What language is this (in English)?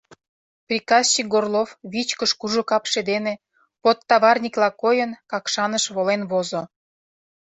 Mari